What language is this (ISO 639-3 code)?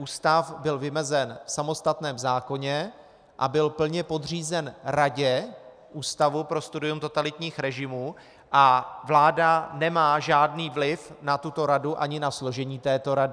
ces